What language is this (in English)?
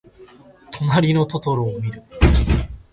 Japanese